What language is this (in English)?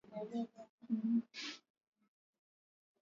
Swahili